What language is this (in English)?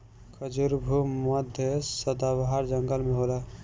Bhojpuri